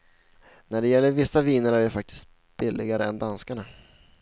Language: Swedish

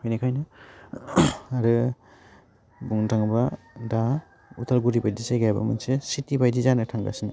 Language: Bodo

